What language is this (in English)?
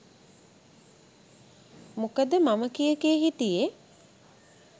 Sinhala